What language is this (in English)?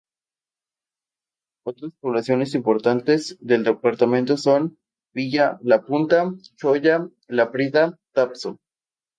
Spanish